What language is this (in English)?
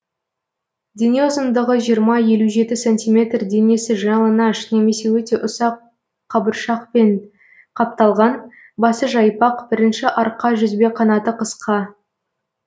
Kazakh